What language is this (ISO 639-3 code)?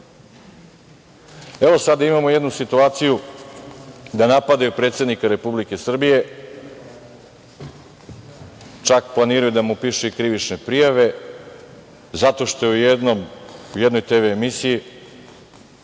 srp